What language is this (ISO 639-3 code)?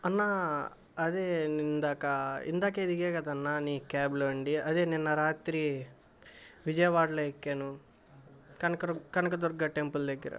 tel